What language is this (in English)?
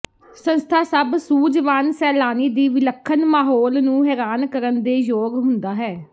Punjabi